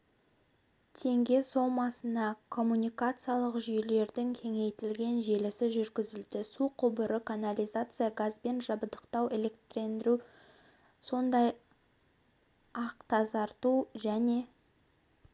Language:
Kazakh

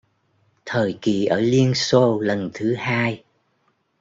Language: Vietnamese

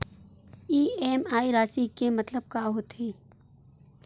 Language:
Chhattisgarhi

